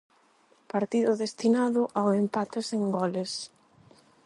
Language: Galician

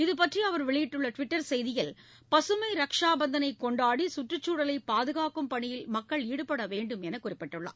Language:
Tamil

